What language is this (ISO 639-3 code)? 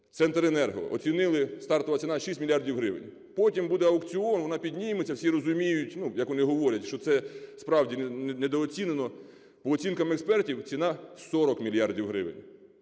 ukr